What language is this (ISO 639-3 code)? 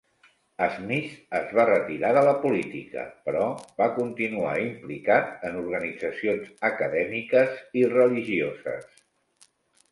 cat